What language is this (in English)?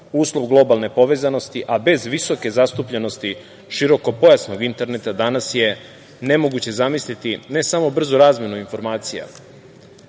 Serbian